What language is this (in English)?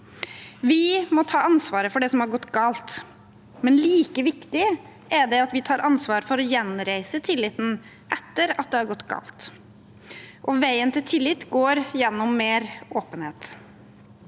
Norwegian